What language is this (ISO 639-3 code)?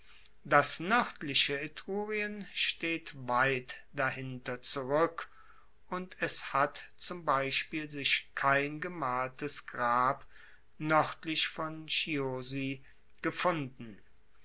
deu